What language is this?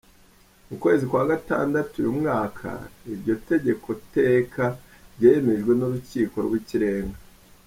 Kinyarwanda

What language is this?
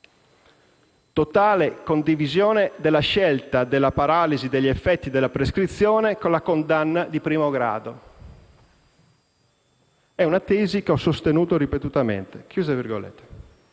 Italian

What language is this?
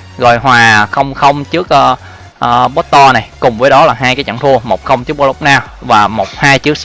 Vietnamese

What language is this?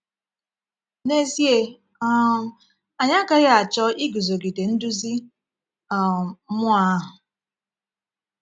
Igbo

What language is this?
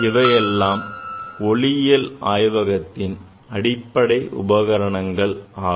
Tamil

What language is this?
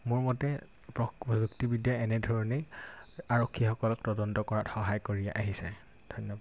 Assamese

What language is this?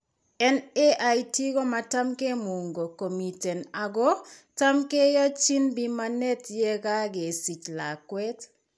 Kalenjin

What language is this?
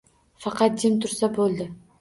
Uzbek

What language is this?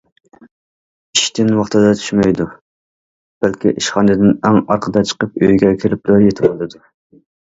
Uyghur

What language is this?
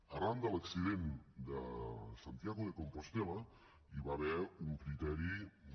Catalan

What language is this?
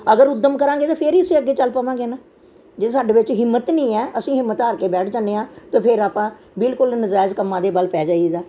Punjabi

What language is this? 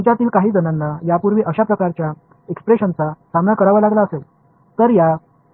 Marathi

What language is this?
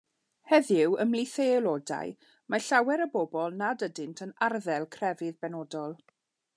Welsh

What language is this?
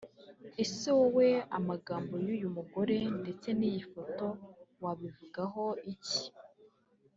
Kinyarwanda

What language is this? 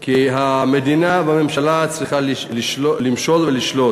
Hebrew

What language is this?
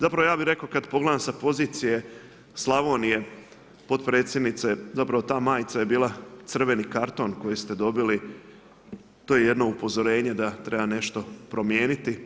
Croatian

